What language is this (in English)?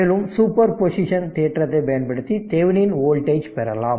Tamil